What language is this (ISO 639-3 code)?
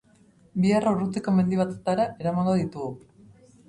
eus